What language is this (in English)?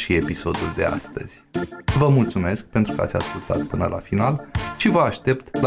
Romanian